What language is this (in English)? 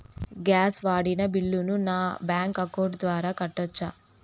Telugu